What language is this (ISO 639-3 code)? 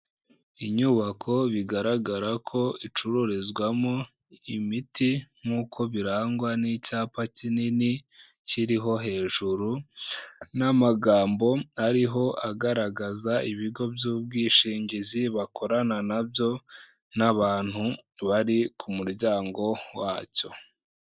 kin